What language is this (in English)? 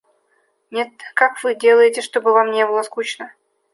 Russian